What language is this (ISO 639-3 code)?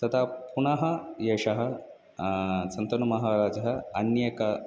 san